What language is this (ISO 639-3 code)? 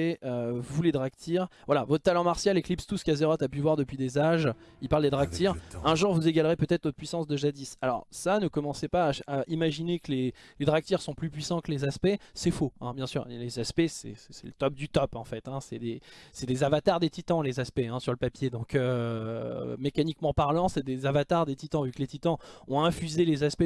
fra